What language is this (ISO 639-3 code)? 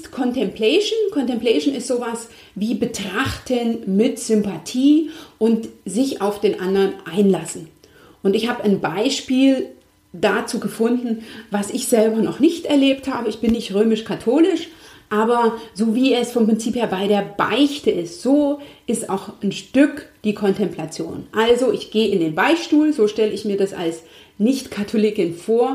deu